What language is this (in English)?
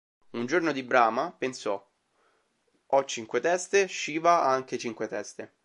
Italian